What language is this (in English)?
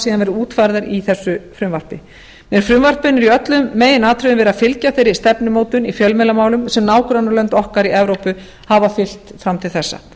Icelandic